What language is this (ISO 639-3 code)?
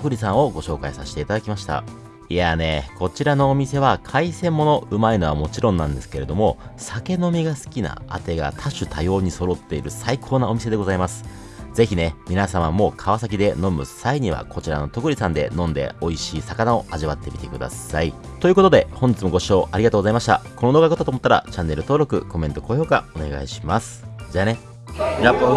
jpn